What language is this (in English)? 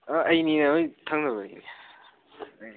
Manipuri